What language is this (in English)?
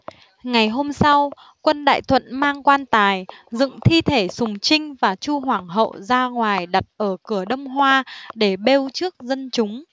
Vietnamese